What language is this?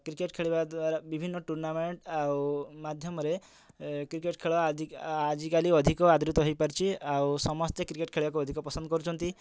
Odia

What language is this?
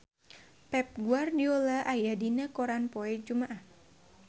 Sundanese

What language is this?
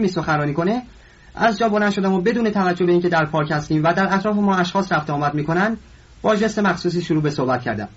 Persian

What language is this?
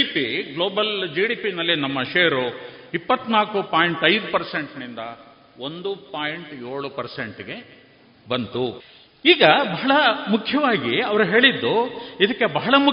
Kannada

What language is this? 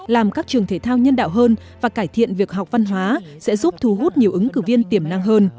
Vietnamese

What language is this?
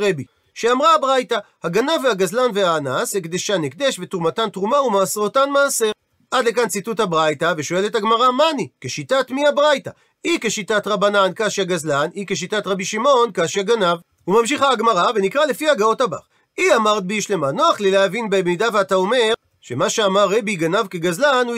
Hebrew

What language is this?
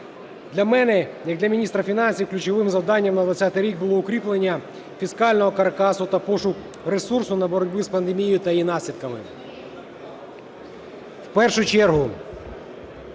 Ukrainian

